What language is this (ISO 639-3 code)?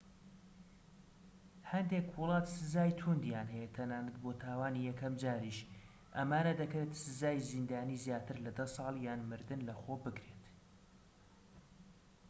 ckb